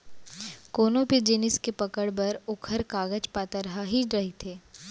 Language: Chhattisgarhi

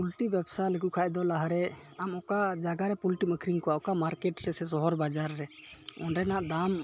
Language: Santali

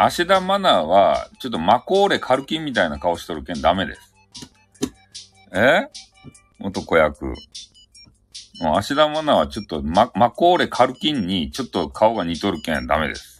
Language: Japanese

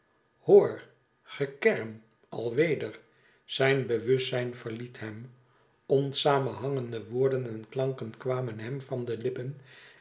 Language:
Dutch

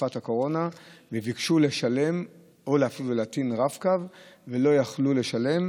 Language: Hebrew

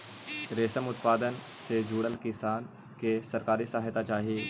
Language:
Magahi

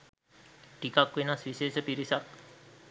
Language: Sinhala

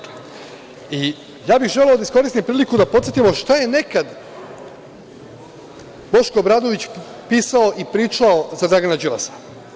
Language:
Serbian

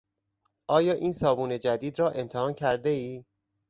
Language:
Persian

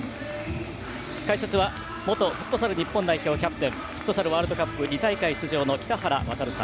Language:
Japanese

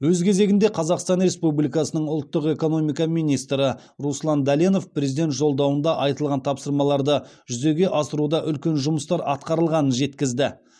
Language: Kazakh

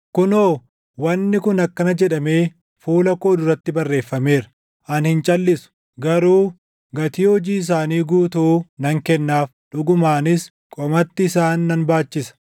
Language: Oromo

